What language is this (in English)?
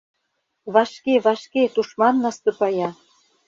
Mari